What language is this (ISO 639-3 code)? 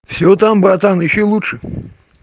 rus